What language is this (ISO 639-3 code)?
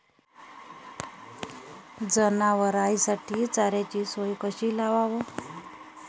mar